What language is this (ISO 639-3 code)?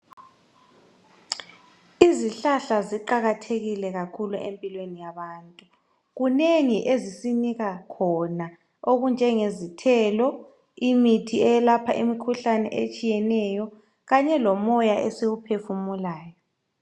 nde